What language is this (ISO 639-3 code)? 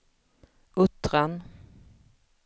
swe